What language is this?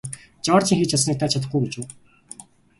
Mongolian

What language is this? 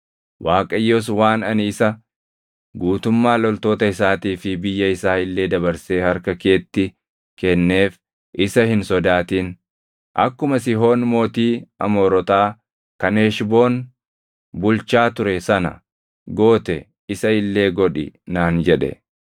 Oromo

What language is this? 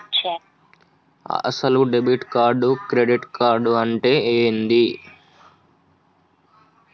Telugu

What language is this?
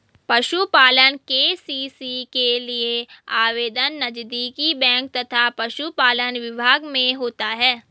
Hindi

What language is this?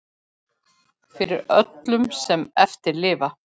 Icelandic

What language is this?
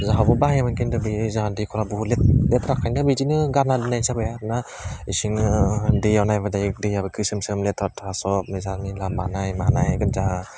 Bodo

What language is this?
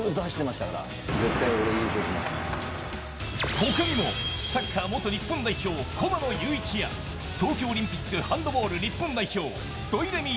Japanese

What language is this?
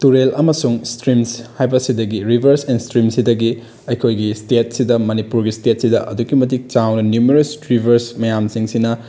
Manipuri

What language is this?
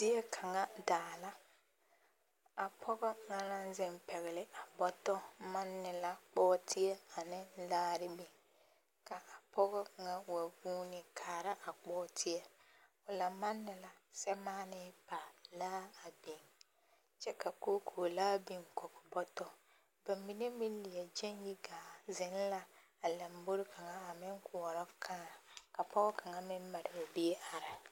Southern Dagaare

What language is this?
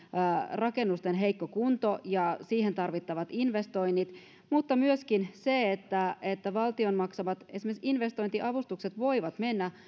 Finnish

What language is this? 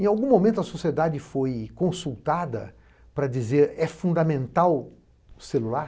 Portuguese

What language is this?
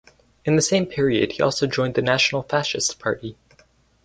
English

